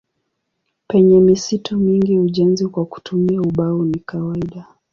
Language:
Swahili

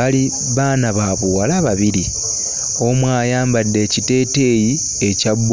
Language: Ganda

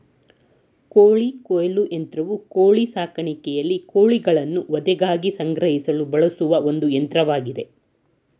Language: Kannada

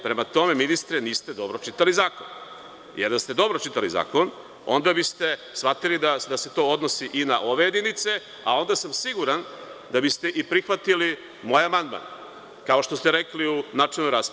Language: Serbian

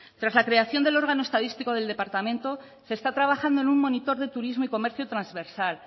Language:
Spanish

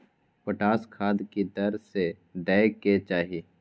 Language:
Maithili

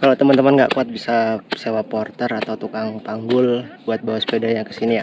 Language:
Indonesian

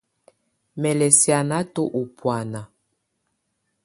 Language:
Tunen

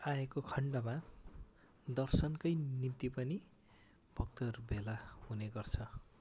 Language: Nepali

